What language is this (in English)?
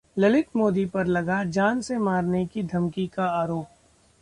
Hindi